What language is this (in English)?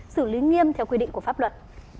Vietnamese